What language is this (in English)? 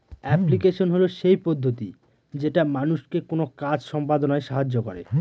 Bangla